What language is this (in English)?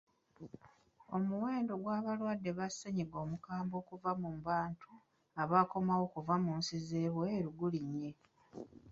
Ganda